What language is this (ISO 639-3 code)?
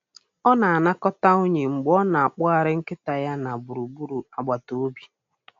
ibo